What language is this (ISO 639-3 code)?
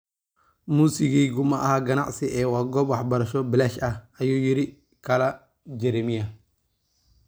som